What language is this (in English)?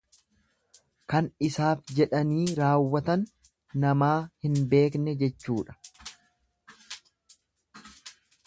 Oromo